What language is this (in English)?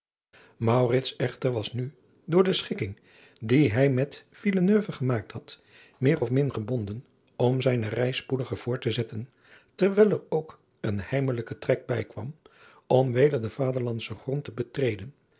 Dutch